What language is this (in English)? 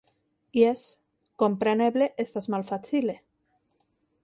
Esperanto